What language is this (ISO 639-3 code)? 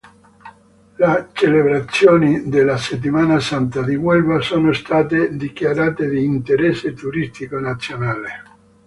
ita